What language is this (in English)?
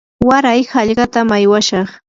Yanahuanca Pasco Quechua